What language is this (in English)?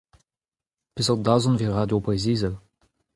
Breton